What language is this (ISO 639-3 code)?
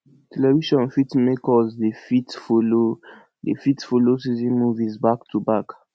pcm